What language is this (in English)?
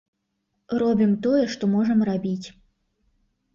Belarusian